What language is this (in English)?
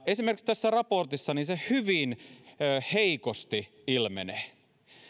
Finnish